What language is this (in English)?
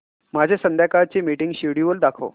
Marathi